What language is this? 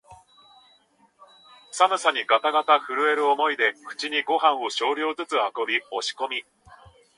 Japanese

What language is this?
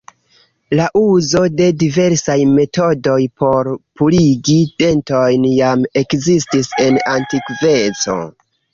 Esperanto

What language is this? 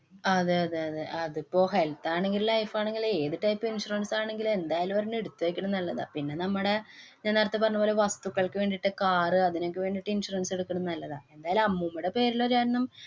Malayalam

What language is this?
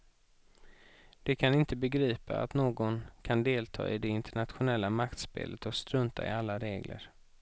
Swedish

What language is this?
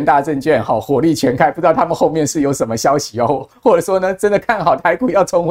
Chinese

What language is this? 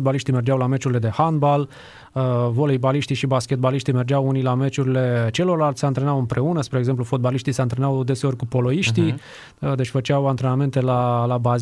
Romanian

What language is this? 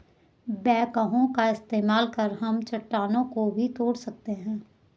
Hindi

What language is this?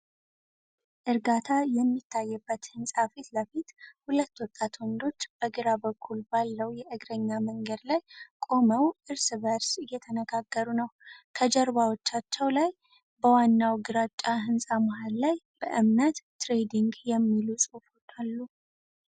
Amharic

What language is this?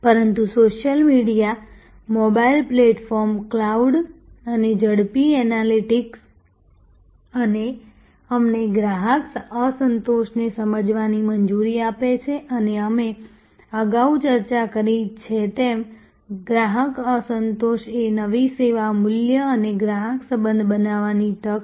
Gujarati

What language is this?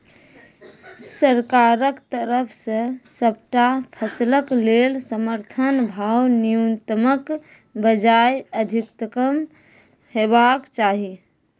Maithili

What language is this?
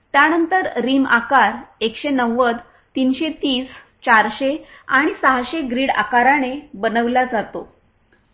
Marathi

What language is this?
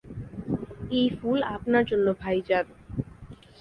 Bangla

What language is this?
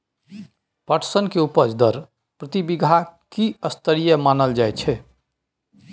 Maithili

